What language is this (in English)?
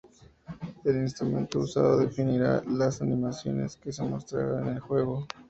Spanish